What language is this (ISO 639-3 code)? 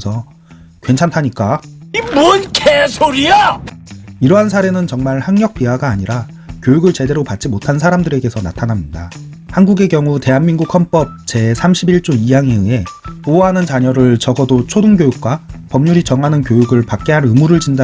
kor